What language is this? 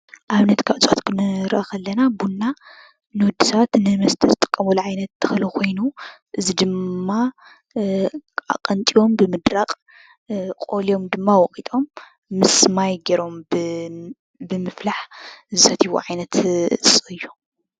Tigrinya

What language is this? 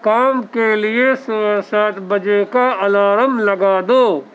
Urdu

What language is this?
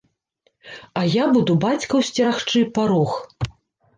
Belarusian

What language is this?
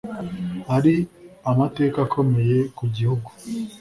Kinyarwanda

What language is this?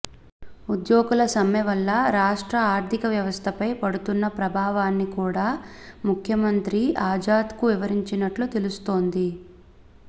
Telugu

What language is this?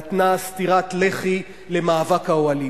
Hebrew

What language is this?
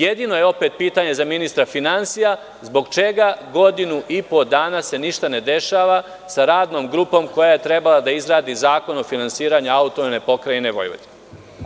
Serbian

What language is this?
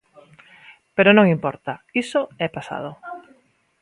Galician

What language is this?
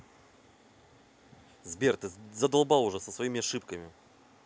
Russian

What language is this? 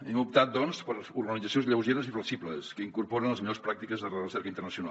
Catalan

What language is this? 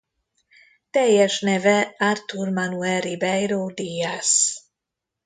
Hungarian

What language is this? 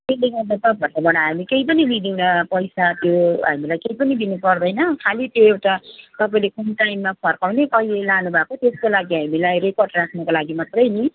Nepali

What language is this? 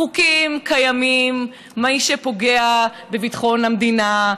Hebrew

